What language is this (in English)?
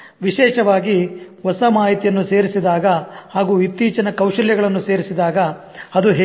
Kannada